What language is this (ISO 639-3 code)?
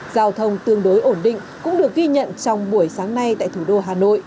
vie